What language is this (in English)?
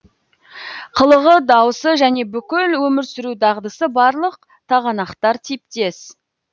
Kazakh